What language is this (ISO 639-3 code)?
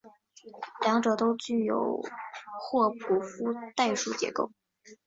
zho